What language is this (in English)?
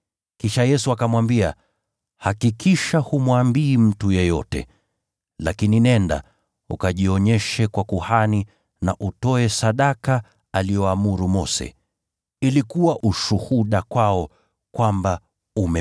Swahili